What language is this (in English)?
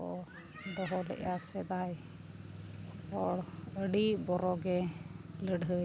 Santali